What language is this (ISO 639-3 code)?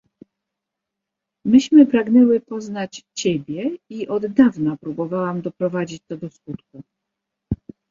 pol